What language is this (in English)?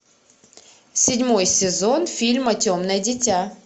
Russian